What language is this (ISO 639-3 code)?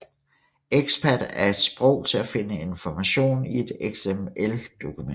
dan